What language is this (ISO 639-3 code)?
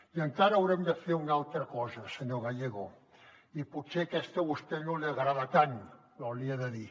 cat